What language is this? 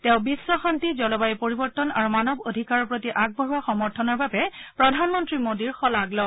Assamese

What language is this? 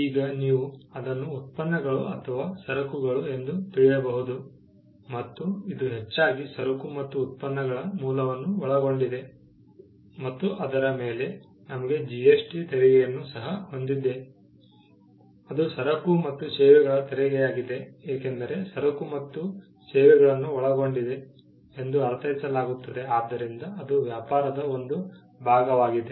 Kannada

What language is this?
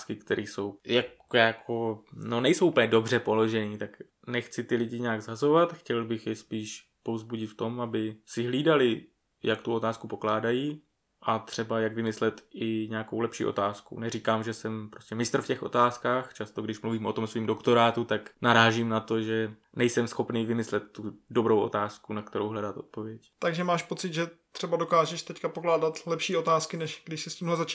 Czech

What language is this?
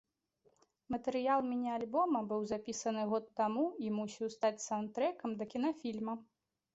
Belarusian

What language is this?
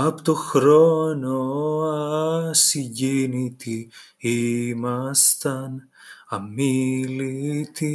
Greek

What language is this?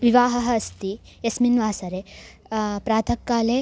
Sanskrit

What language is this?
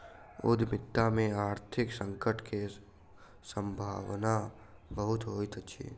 Maithili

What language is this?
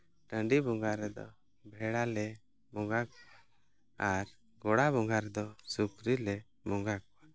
Santali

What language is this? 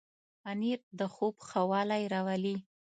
Pashto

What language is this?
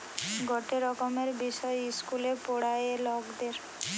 Bangla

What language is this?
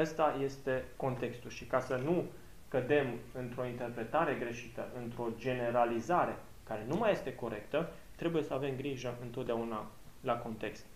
Romanian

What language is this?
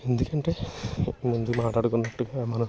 Telugu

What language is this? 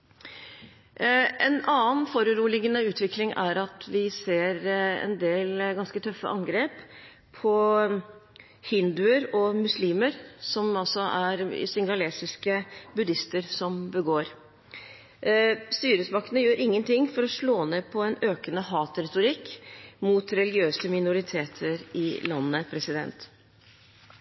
Norwegian Bokmål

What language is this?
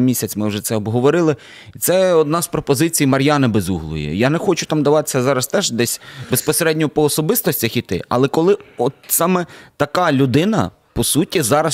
Ukrainian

